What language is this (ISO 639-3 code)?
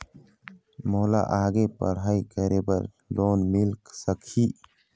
hne